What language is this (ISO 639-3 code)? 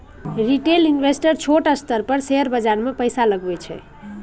mai